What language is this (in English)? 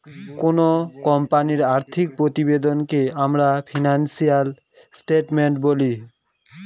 Bangla